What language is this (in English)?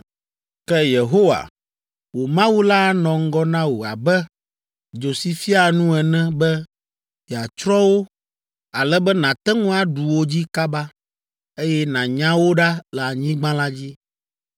Ewe